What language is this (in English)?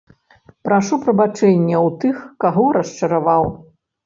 Belarusian